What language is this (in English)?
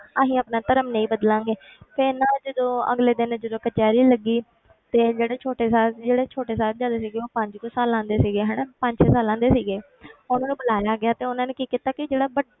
Punjabi